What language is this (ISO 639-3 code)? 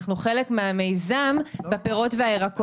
heb